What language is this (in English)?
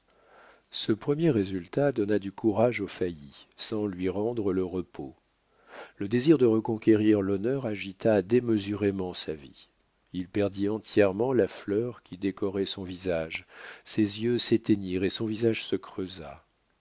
French